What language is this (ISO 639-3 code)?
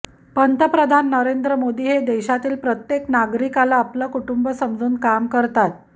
mar